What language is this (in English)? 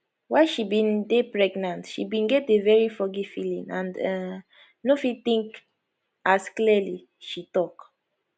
Nigerian Pidgin